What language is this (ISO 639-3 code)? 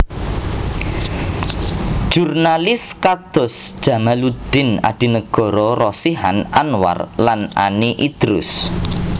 jav